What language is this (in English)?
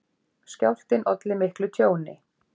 Icelandic